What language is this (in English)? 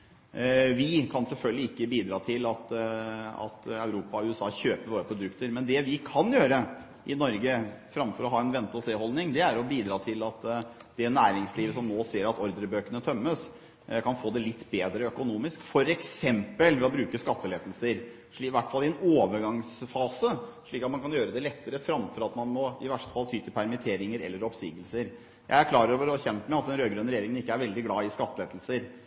Norwegian Bokmål